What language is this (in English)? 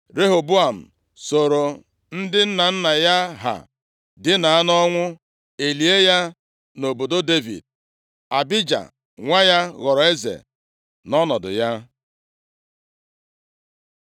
Igbo